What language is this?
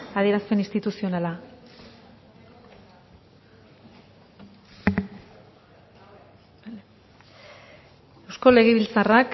Basque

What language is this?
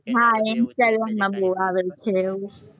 Gujarati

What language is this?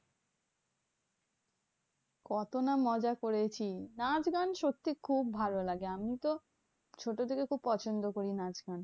Bangla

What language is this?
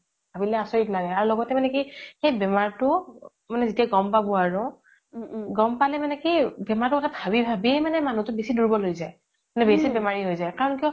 Assamese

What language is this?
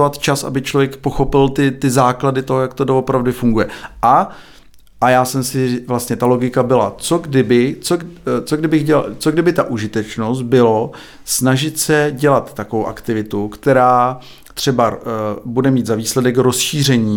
Czech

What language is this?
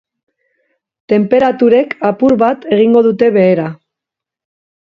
Basque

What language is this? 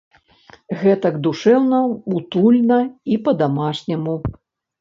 Belarusian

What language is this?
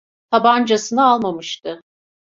Turkish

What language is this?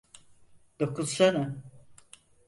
Turkish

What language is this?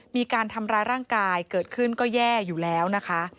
Thai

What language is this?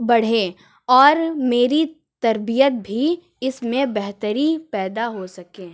Urdu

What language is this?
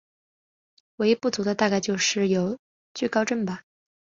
Chinese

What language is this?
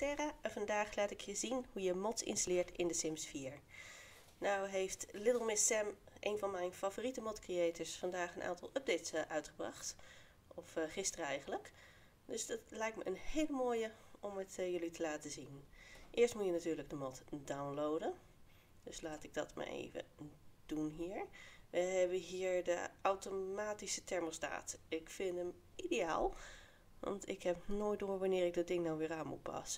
Dutch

